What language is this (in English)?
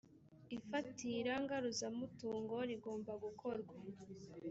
Kinyarwanda